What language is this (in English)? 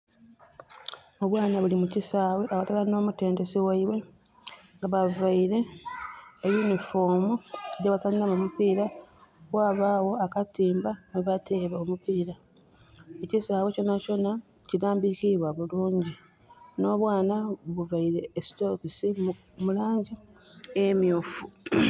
Soga